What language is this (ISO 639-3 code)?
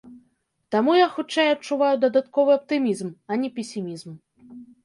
bel